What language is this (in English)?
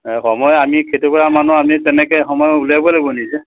Assamese